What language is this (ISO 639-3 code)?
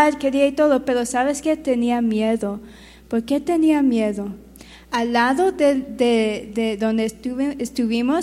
spa